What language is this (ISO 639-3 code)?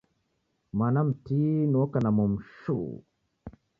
dav